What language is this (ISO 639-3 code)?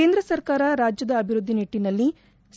kan